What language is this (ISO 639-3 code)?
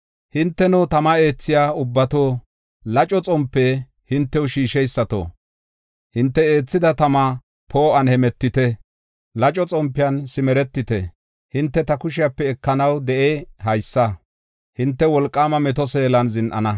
gof